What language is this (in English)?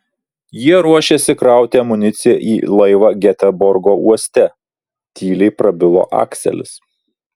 Lithuanian